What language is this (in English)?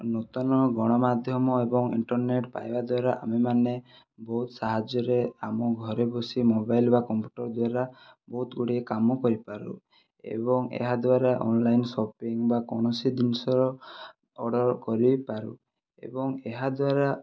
Odia